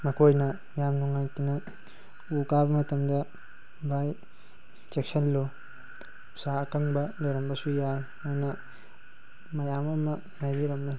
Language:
Manipuri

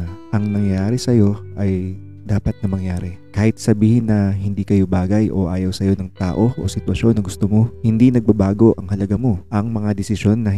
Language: Filipino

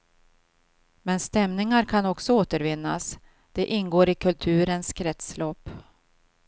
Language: Swedish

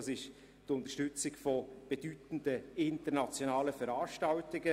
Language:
Swiss German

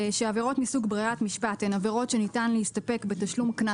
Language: Hebrew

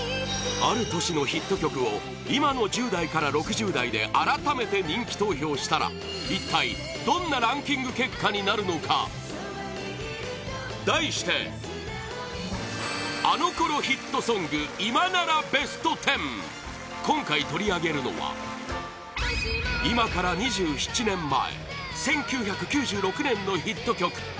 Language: Japanese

